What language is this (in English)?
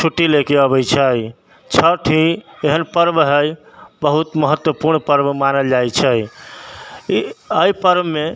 Maithili